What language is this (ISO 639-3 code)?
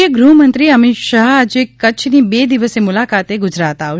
guj